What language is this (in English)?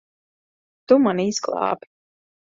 Latvian